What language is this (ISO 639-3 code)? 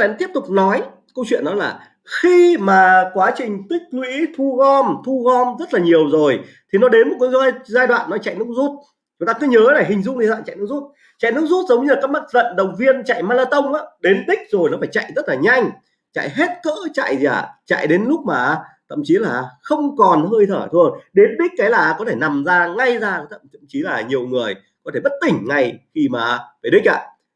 vie